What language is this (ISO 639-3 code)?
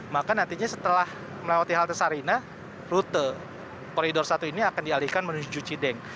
ind